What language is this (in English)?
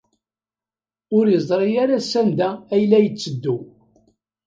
Kabyle